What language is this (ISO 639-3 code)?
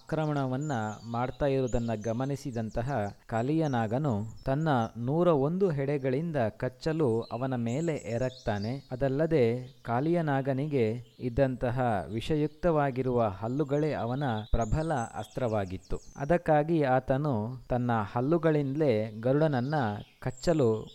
kan